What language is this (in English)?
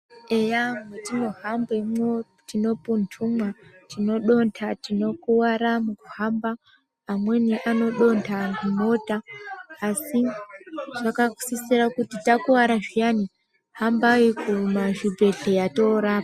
Ndau